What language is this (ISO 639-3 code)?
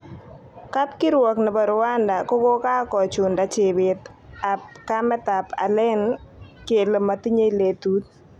kln